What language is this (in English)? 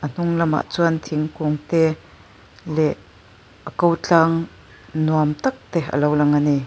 Mizo